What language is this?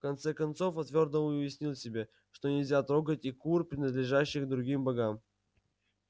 Russian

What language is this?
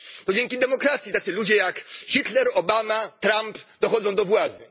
Polish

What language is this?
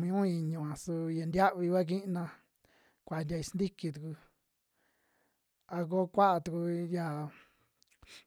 Western Juxtlahuaca Mixtec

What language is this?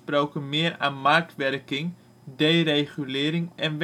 Dutch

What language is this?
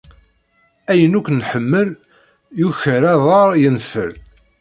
Kabyle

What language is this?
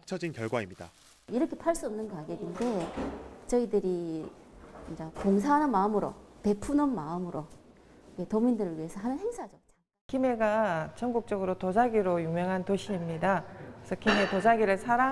Korean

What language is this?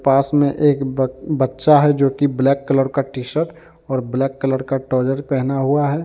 Hindi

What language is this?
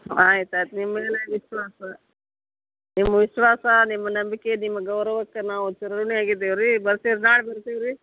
Kannada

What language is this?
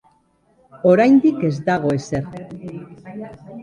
Basque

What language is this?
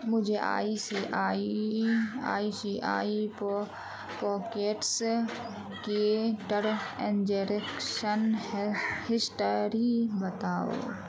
Urdu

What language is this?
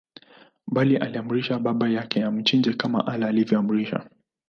Swahili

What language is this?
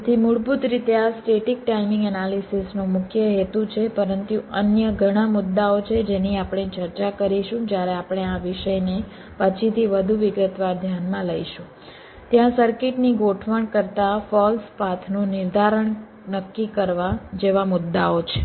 Gujarati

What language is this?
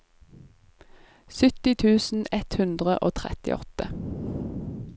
Norwegian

